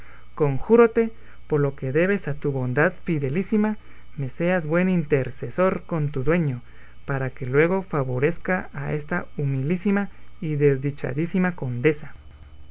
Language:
Spanish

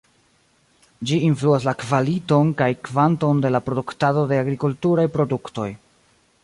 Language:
Esperanto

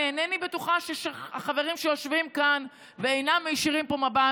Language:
Hebrew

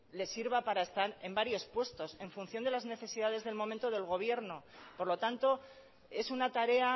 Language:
Spanish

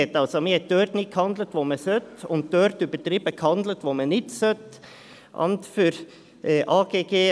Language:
Swiss German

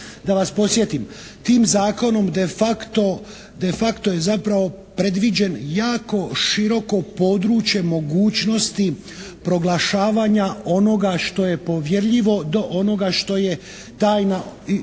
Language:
Croatian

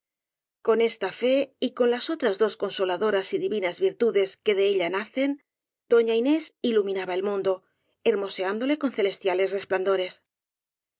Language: Spanish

